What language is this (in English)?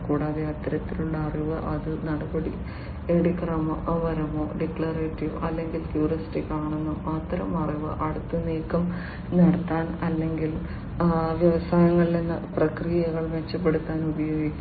Malayalam